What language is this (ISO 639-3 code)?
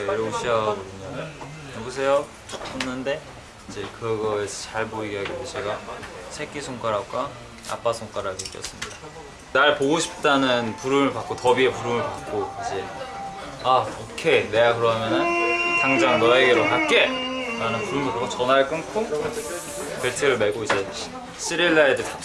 kor